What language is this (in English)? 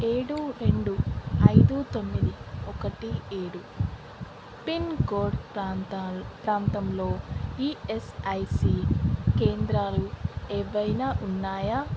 Telugu